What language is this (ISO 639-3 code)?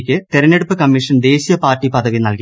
mal